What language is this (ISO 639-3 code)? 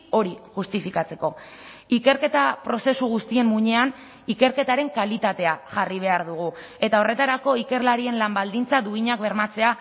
eus